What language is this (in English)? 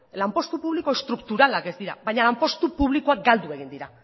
Basque